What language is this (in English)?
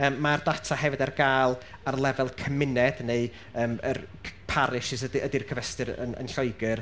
Welsh